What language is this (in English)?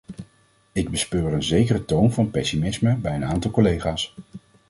Dutch